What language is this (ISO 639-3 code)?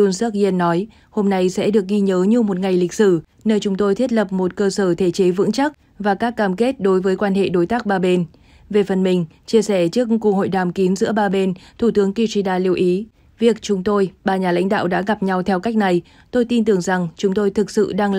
vie